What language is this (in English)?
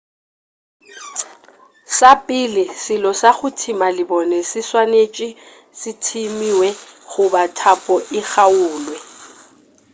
Northern Sotho